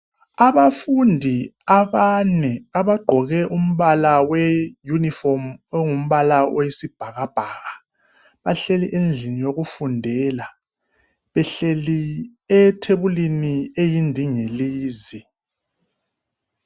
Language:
North Ndebele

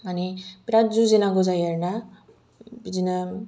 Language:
Bodo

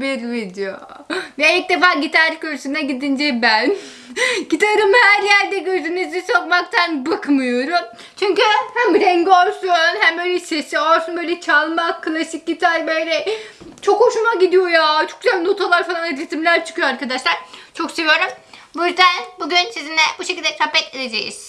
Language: Turkish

